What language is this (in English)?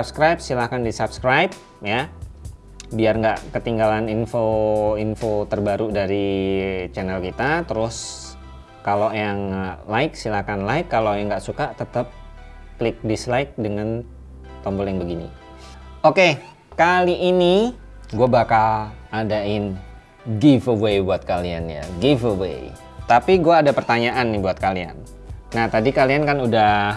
Indonesian